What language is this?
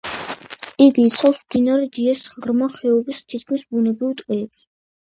Georgian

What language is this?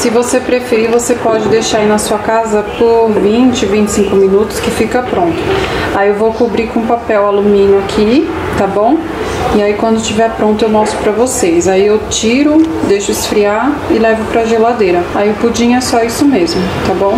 Portuguese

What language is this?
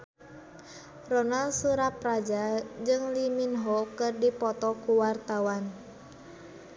Sundanese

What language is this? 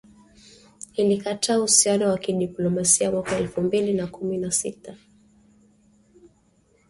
Swahili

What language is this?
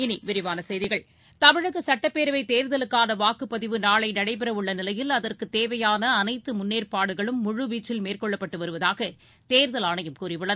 Tamil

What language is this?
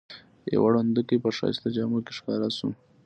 Pashto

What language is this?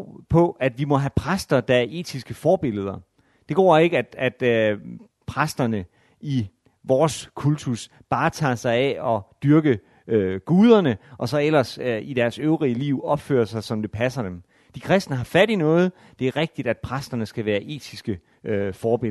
Danish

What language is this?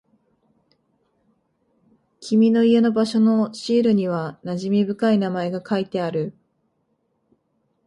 Japanese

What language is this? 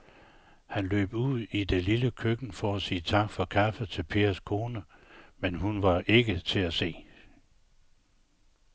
Danish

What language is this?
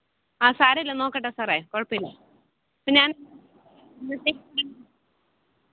Malayalam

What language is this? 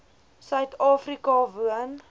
Afrikaans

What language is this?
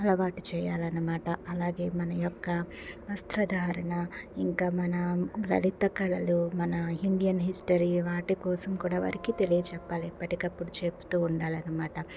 Telugu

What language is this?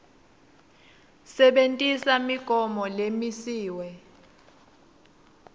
Swati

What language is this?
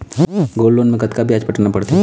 Chhattisgarhi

